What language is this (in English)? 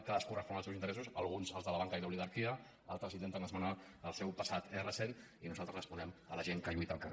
Catalan